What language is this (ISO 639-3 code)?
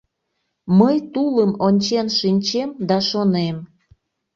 chm